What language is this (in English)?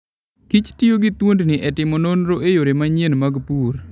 Luo (Kenya and Tanzania)